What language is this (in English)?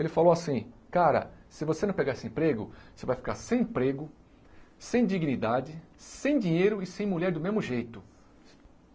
Portuguese